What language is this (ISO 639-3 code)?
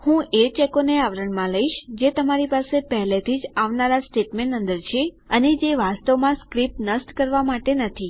guj